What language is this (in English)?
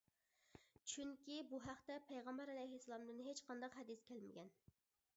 Uyghur